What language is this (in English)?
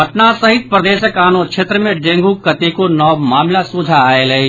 Maithili